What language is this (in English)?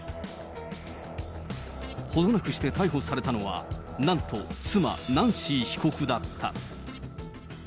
Japanese